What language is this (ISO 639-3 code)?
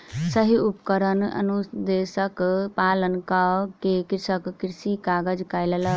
mai